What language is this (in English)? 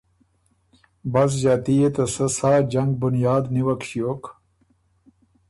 Ormuri